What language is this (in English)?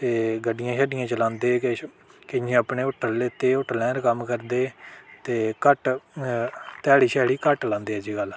Dogri